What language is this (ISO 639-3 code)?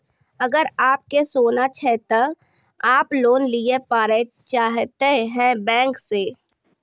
mai